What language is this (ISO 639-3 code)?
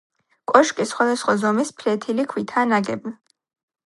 kat